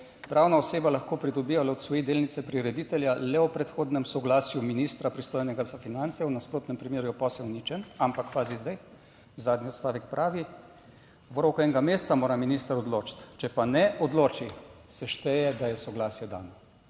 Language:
Slovenian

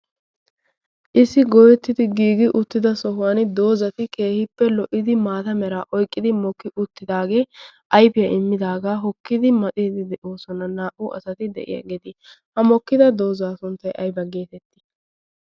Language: Wolaytta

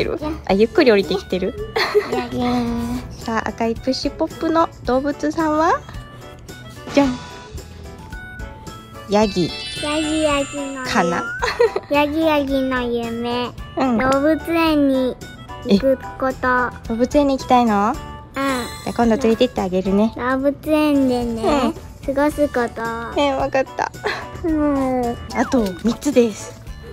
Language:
Japanese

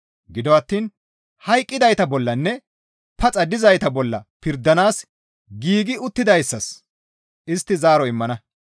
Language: Gamo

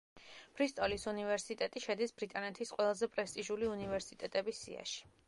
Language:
Georgian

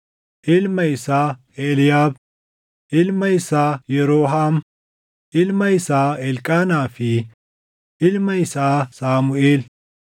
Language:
Oromo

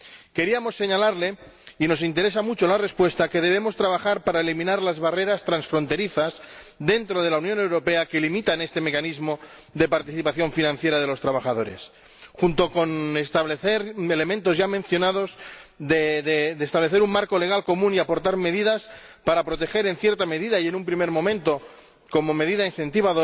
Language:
Spanish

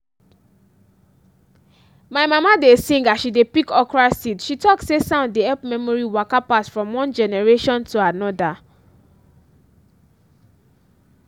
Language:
Nigerian Pidgin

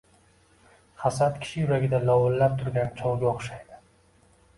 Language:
Uzbek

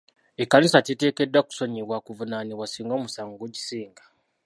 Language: Ganda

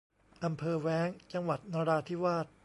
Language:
Thai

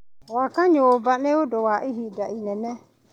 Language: Kikuyu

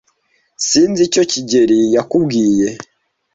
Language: Kinyarwanda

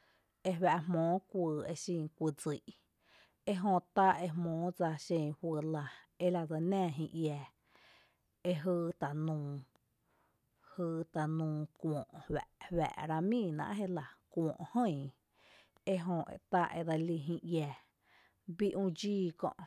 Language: Tepinapa Chinantec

